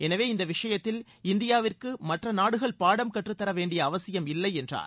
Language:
Tamil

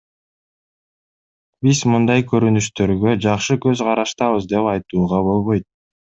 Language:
Kyrgyz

